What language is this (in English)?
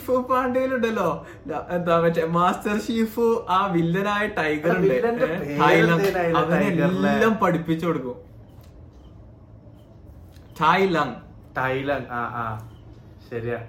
Malayalam